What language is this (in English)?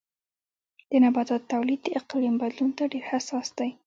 Pashto